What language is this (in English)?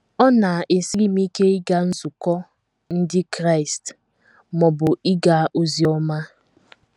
Igbo